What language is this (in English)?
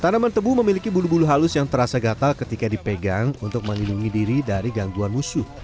Indonesian